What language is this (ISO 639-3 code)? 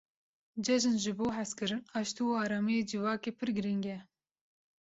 kur